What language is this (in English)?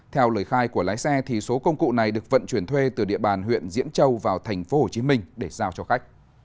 Vietnamese